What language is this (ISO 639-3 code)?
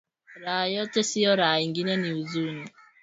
swa